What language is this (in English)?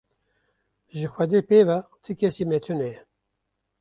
Kurdish